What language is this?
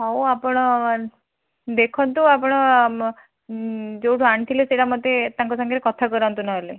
Odia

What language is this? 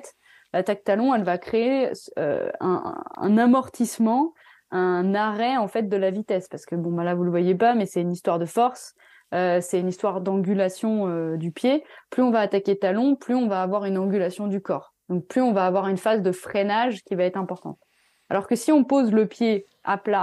French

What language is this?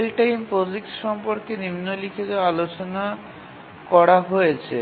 Bangla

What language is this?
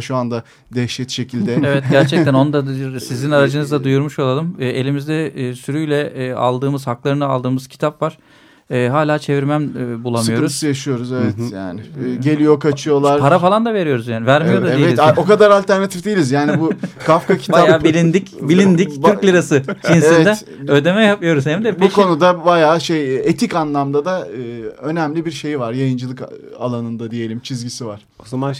Turkish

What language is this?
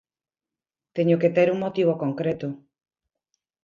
Galician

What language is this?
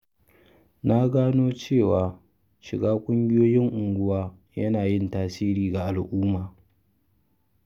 Hausa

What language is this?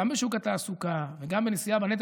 Hebrew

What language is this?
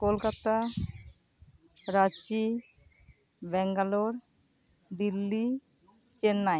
Santali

